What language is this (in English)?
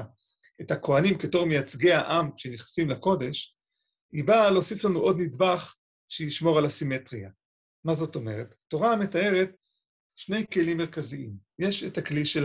Hebrew